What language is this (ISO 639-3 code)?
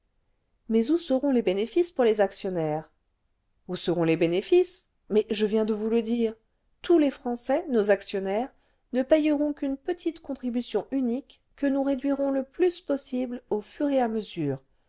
fra